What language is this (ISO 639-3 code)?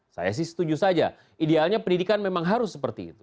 ind